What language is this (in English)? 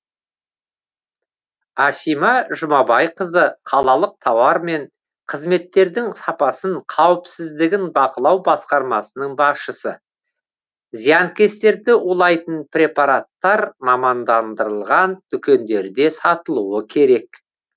Kazakh